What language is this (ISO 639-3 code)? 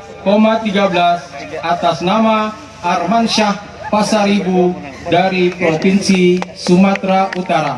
ind